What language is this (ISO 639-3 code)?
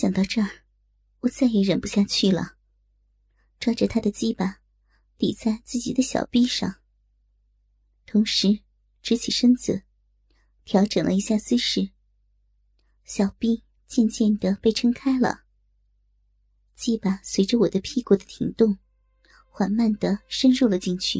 zho